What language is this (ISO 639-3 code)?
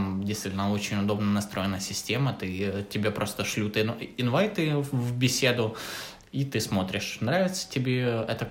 rus